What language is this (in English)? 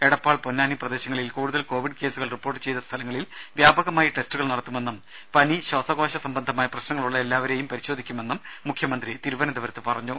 Malayalam